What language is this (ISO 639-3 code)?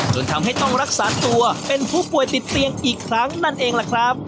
tha